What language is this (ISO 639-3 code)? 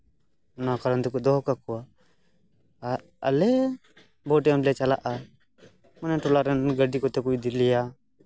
sat